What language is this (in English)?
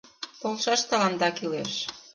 Mari